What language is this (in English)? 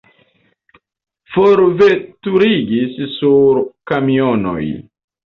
Esperanto